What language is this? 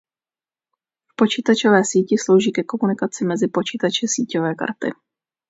Czech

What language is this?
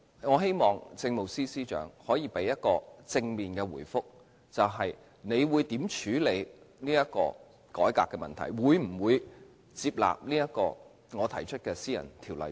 Cantonese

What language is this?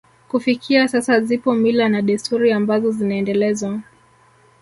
Swahili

